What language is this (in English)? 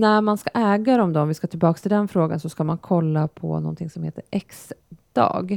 Swedish